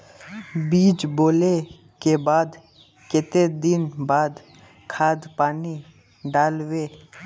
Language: Magahi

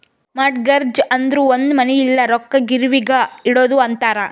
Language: Kannada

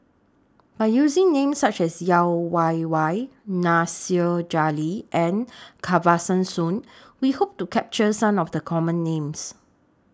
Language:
English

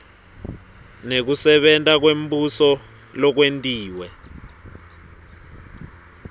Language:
Swati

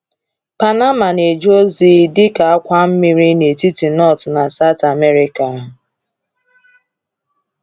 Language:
Igbo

